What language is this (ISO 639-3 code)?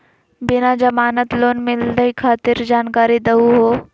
mag